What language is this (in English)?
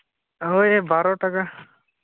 Santali